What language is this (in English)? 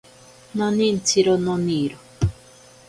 Ashéninka Perené